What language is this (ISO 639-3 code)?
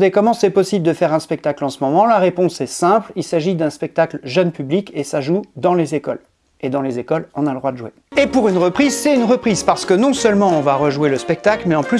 fra